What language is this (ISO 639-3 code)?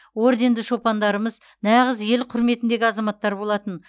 kaz